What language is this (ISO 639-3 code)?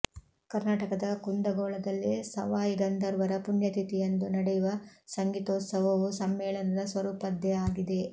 kan